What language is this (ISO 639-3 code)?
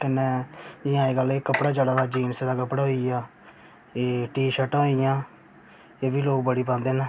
doi